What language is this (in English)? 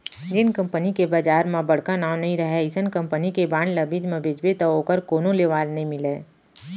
Chhattisgarhi